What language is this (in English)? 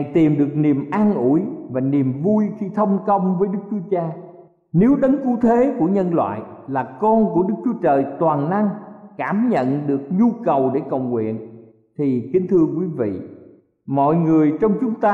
Vietnamese